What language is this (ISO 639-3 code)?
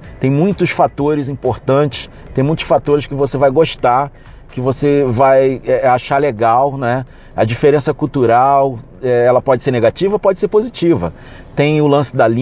por